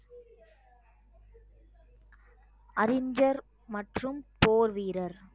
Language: Tamil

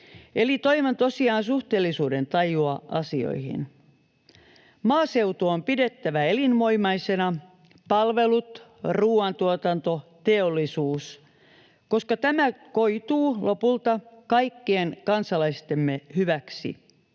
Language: Finnish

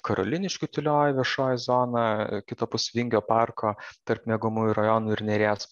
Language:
Lithuanian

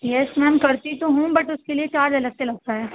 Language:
Urdu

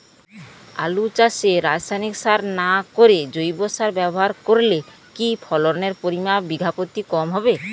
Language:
Bangla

